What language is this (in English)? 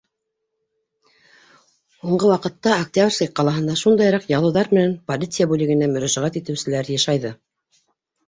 Bashkir